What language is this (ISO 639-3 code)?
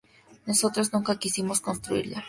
spa